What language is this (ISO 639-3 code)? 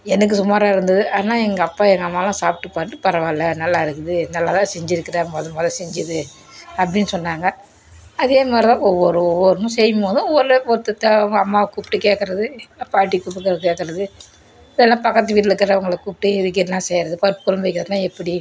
tam